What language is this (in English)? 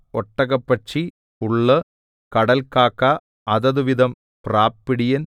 Malayalam